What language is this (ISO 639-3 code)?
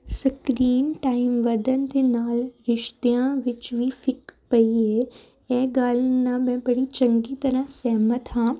pan